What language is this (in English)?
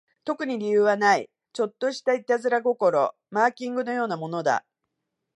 Japanese